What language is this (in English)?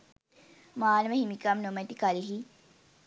Sinhala